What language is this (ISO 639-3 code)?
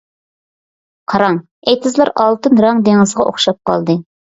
uig